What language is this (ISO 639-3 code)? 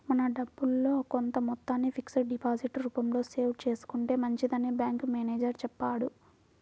tel